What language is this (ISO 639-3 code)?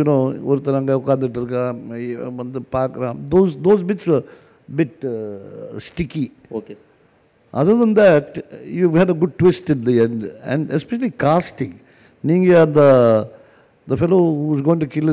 tam